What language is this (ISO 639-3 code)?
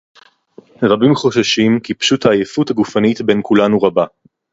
heb